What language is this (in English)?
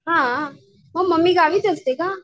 Marathi